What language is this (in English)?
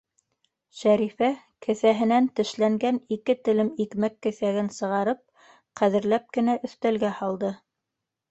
Bashkir